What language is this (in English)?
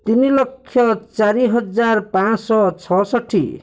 Odia